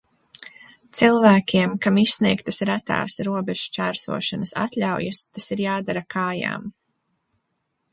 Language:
Latvian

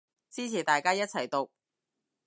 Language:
Cantonese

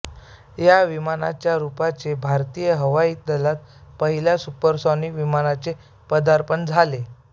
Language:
Marathi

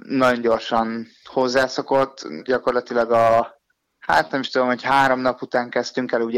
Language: Hungarian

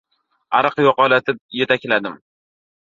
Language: Uzbek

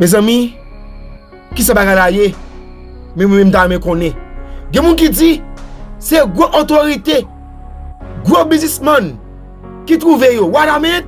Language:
French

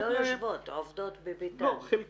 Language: Hebrew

